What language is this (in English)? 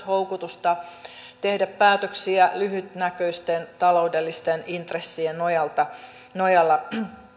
Finnish